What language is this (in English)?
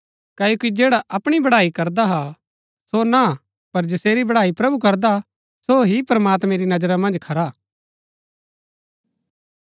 Gaddi